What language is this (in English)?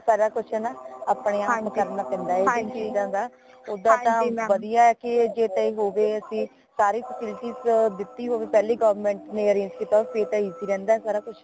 Punjabi